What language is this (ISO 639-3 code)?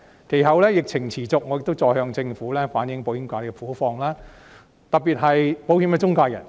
yue